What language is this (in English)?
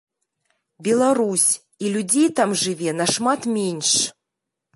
Belarusian